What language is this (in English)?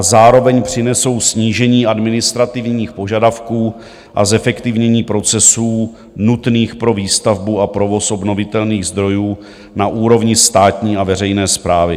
Czech